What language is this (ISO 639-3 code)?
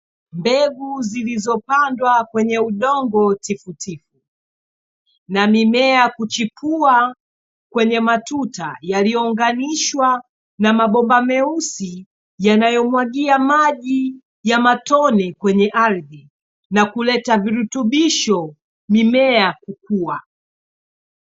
swa